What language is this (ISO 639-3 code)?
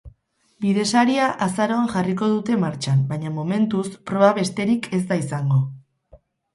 eus